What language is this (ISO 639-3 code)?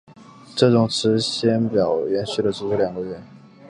zho